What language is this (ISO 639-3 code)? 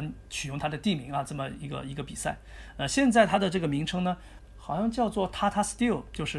zho